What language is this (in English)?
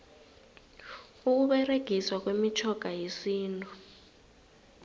South Ndebele